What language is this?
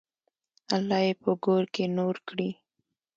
Pashto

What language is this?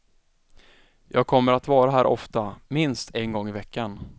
Swedish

